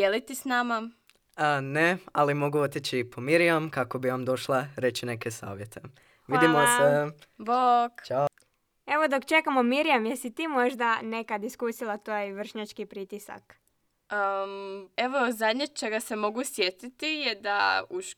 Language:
Croatian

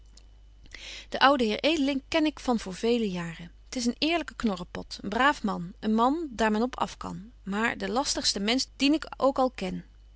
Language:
Dutch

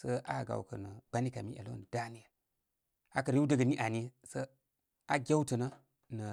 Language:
Koma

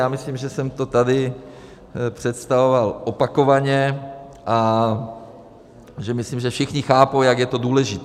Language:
Czech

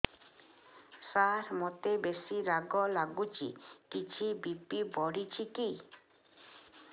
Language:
Odia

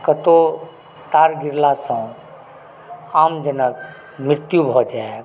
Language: Maithili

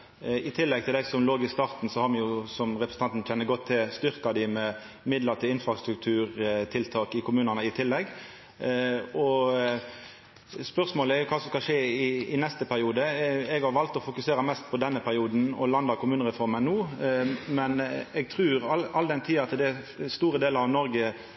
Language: Norwegian Nynorsk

